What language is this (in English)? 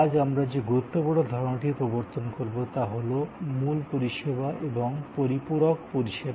Bangla